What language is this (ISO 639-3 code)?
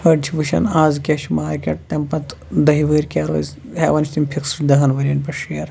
kas